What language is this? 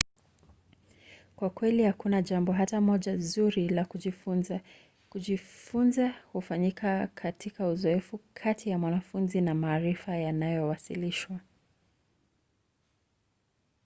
Swahili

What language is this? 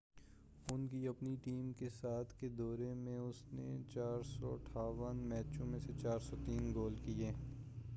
Urdu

